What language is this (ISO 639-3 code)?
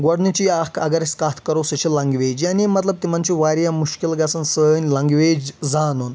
kas